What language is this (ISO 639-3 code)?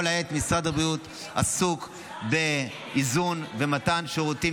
heb